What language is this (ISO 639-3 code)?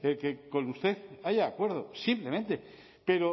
spa